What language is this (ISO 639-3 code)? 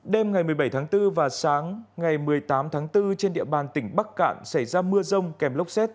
vie